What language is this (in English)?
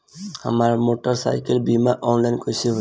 Bhojpuri